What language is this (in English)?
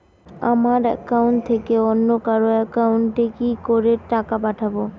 Bangla